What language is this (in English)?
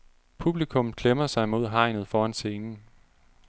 Danish